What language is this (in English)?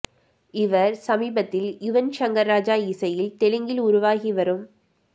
Tamil